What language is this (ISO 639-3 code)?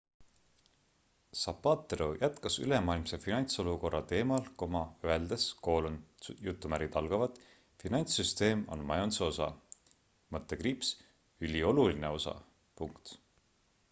est